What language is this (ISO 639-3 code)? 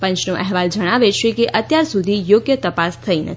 guj